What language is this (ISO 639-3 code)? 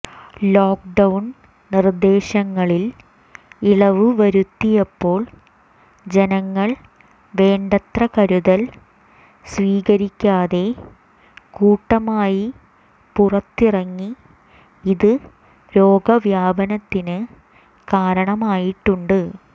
mal